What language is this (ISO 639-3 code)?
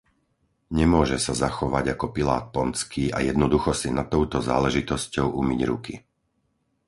slk